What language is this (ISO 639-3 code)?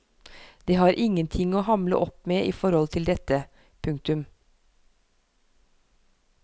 nor